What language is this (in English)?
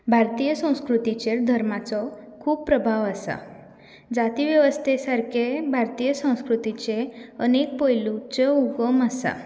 Konkani